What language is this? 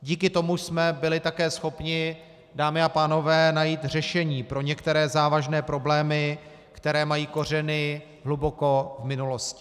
Czech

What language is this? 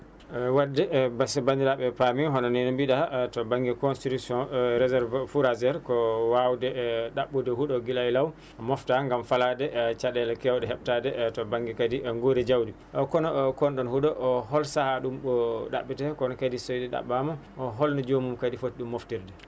Fula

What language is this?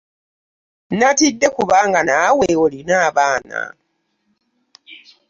Ganda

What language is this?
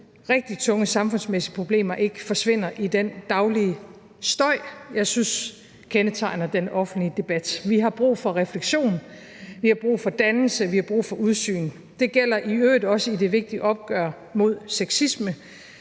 Danish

